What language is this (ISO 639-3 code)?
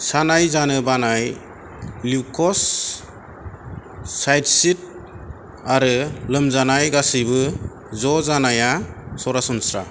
brx